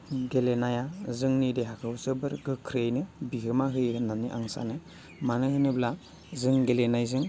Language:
Bodo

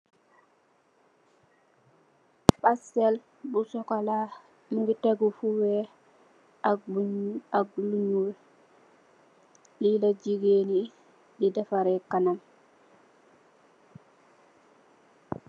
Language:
Wolof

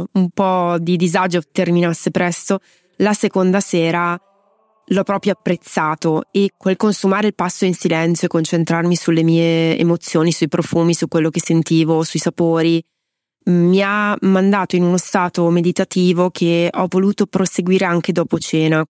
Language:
Italian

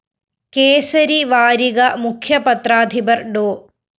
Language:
Malayalam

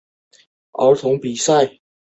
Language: Chinese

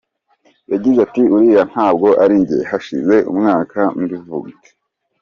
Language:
Kinyarwanda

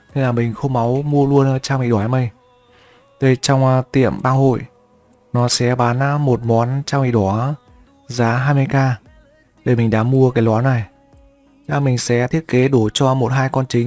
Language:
Vietnamese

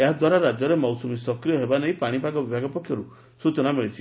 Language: Odia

